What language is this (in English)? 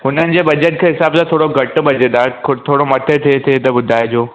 Sindhi